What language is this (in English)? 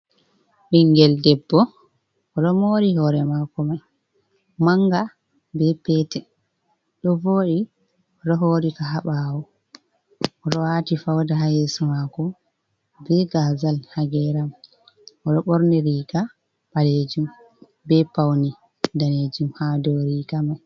Fula